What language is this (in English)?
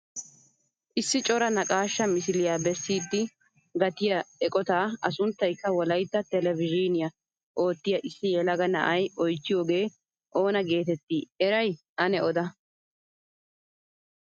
Wolaytta